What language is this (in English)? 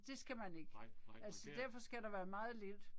Danish